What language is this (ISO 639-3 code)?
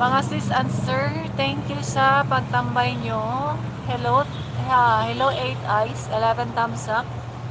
fil